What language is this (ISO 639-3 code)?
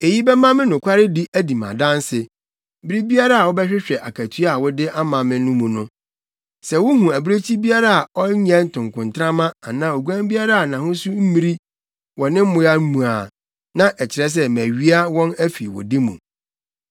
aka